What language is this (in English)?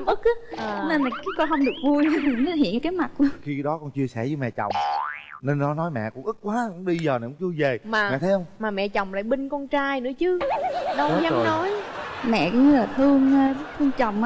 Vietnamese